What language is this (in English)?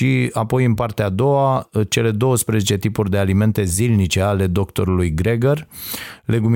Romanian